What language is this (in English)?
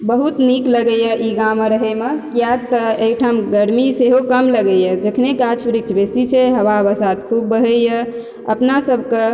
Maithili